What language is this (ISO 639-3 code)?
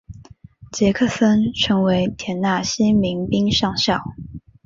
zho